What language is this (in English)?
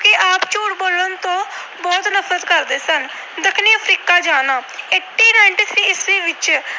Punjabi